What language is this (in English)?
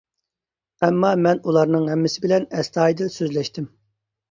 Uyghur